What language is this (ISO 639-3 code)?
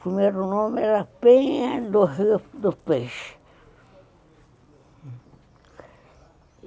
por